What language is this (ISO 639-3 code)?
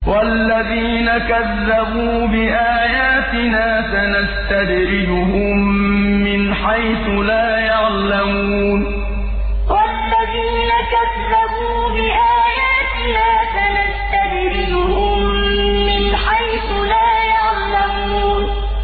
ara